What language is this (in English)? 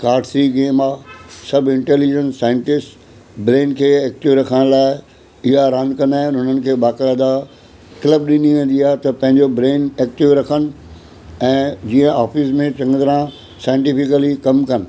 Sindhi